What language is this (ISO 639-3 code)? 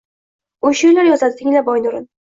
uzb